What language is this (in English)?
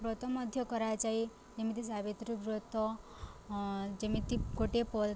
Odia